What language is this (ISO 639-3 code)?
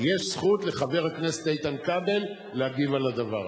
heb